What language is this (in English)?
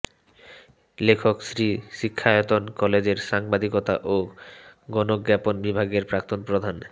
Bangla